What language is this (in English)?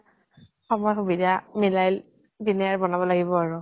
Assamese